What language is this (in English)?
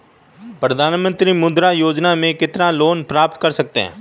Hindi